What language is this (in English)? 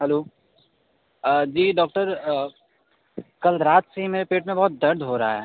Hindi